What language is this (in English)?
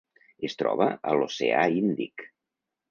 Catalan